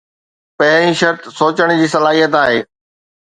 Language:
Sindhi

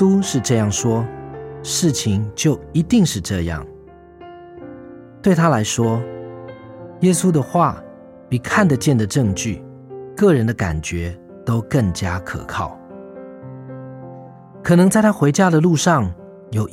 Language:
Chinese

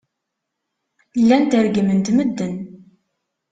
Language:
Kabyle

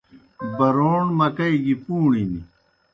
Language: Kohistani Shina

